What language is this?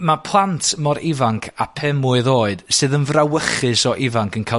Welsh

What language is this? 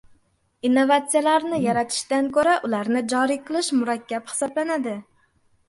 Uzbek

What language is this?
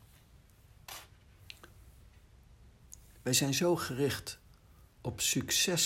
Dutch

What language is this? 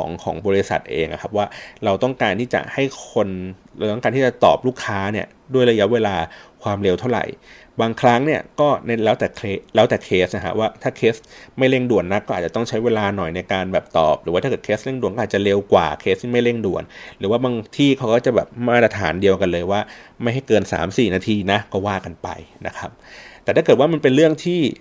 Thai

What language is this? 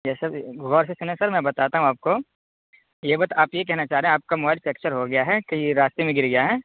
Urdu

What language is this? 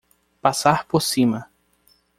Portuguese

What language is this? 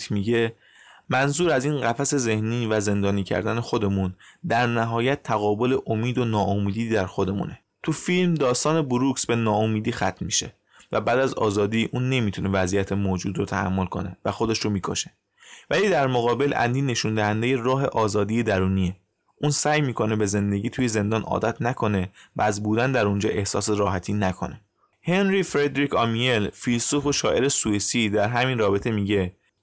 Persian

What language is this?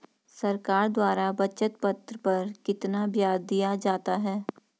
Hindi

